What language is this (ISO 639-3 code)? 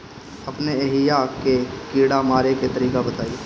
bho